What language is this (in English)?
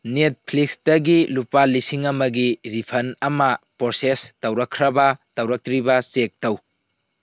Manipuri